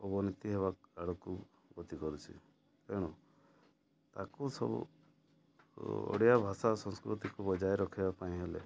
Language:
Odia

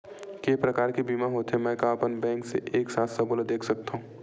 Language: Chhattisgarhi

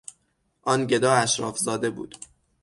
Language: Persian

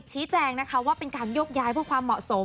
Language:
Thai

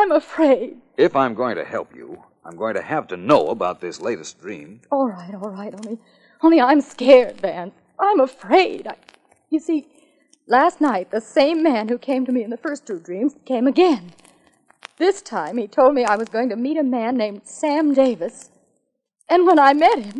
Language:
English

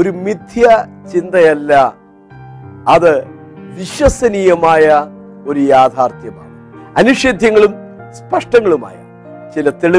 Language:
Malayalam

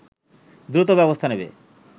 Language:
Bangla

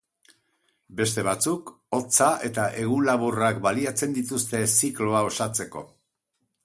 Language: Basque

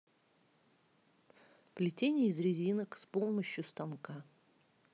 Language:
Russian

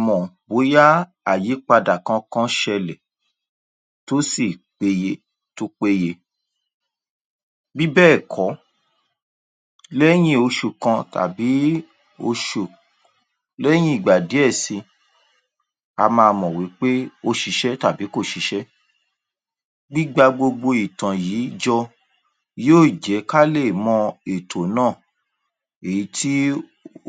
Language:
Yoruba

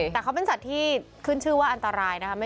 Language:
Thai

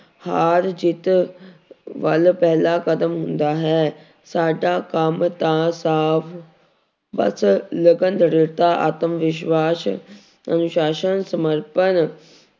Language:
Punjabi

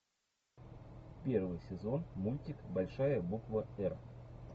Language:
Russian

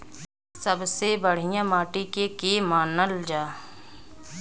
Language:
Bhojpuri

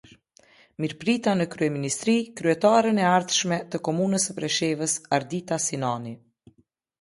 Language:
Albanian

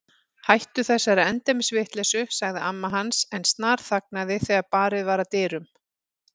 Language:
Icelandic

